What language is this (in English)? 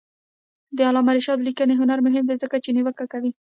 Pashto